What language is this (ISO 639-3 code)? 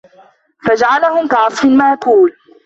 ara